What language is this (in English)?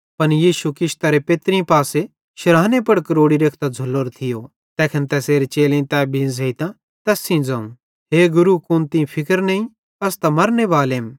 Bhadrawahi